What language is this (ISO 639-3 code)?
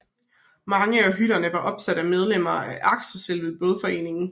dan